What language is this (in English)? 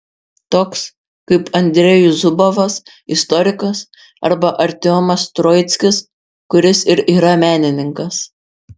Lithuanian